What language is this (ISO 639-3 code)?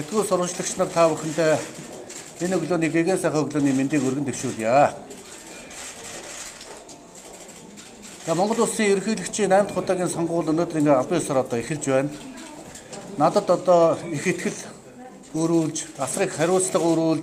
ron